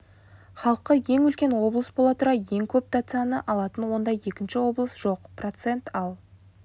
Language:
Kazakh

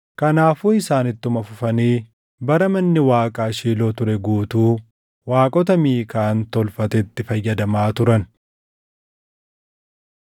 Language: Oromo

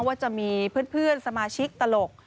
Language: Thai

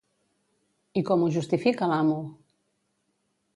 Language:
Catalan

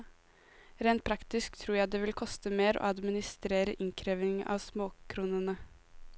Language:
Norwegian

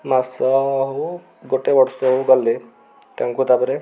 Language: Odia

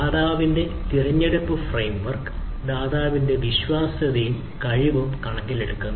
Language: Malayalam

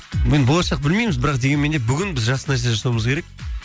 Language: Kazakh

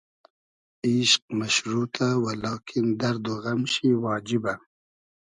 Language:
Hazaragi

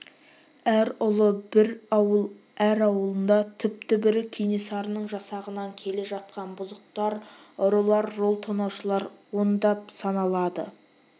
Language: Kazakh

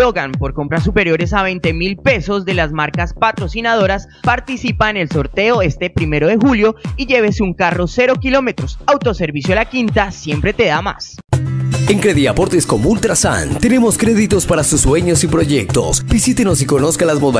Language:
Spanish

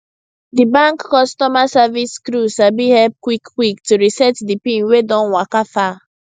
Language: Nigerian Pidgin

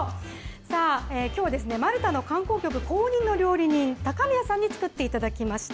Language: Japanese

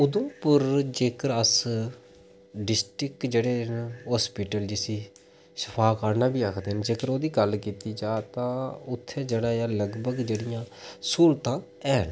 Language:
Dogri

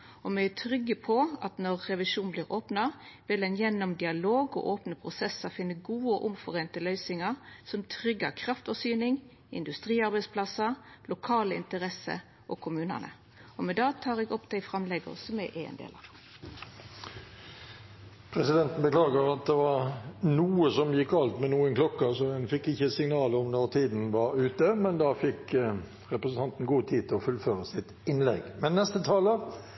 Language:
Norwegian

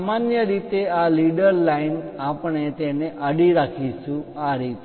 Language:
Gujarati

